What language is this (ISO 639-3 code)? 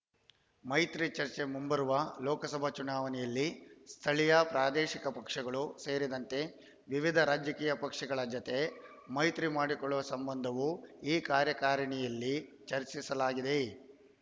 kan